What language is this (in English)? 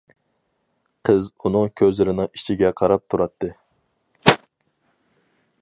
Uyghur